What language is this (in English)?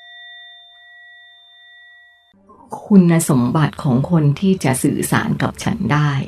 Thai